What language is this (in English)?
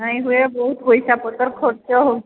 Odia